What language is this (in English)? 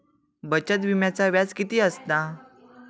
Marathi